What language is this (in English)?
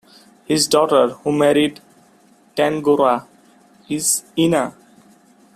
English